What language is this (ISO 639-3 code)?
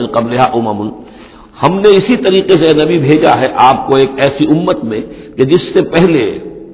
urd